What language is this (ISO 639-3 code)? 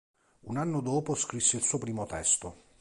ita